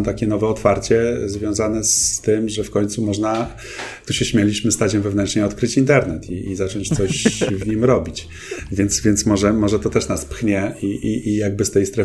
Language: Polish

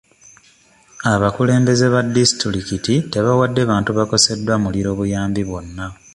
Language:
Ganda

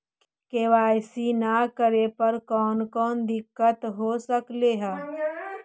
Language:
Magahi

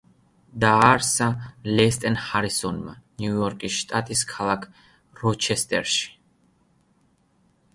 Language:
Georgian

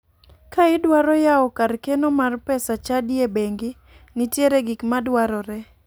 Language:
Luo (Kenya and Tanzania)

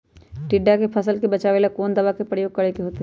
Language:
Magahi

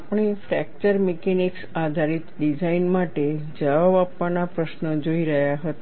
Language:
Gujarati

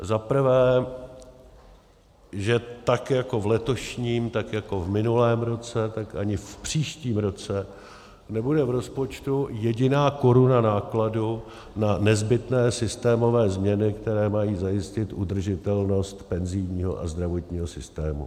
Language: Czech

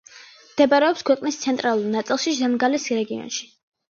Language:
Georgian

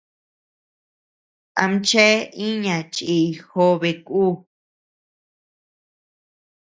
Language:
Tepeuxila Cuicatec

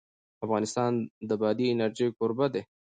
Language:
Pashto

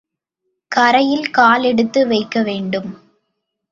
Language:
Tamil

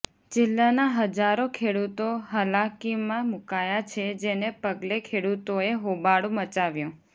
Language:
Gujarati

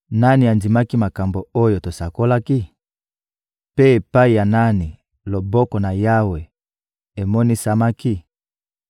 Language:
Lingala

